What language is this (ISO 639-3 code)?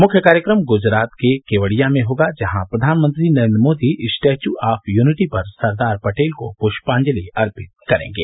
hin